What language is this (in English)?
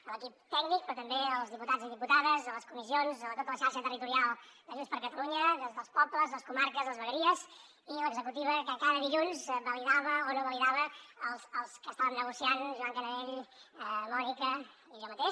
Catalan